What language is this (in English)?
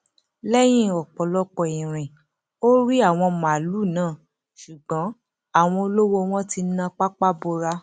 Yoruba